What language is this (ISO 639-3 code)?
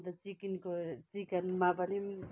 nep